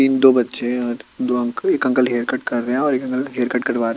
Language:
Hindi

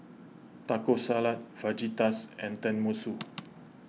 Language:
English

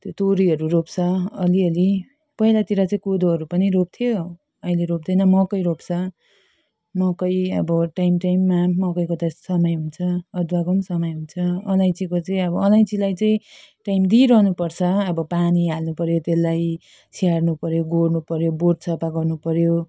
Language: Nepali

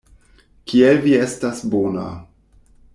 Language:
Esperanto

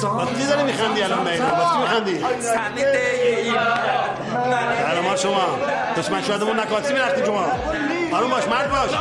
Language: Persian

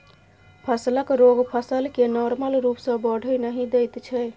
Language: Maithili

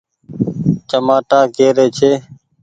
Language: Goaria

